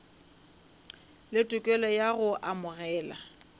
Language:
Northern Sotho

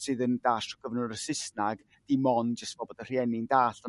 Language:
Welsh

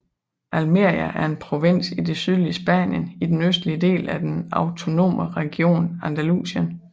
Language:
Danish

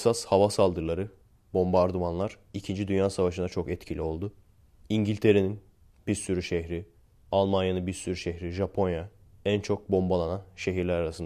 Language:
Turkish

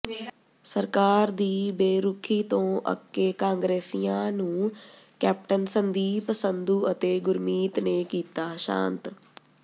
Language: Punjabi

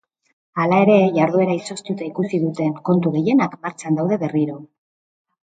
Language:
Basque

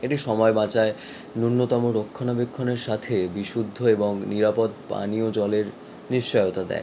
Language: Bangla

